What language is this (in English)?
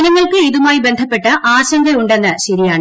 Malayalam